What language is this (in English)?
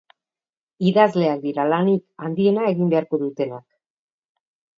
Basque